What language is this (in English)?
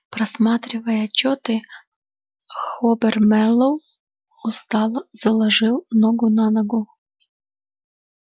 Russian